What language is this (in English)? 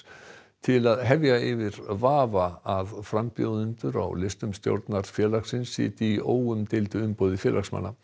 Icelandic